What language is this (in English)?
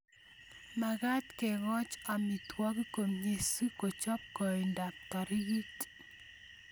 Kalenjin